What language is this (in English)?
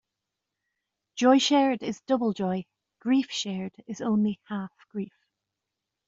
English